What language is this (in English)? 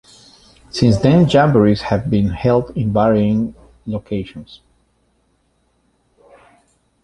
English